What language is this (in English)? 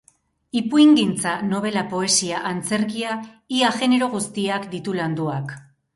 Basque